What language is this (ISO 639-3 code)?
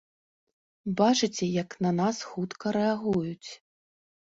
bel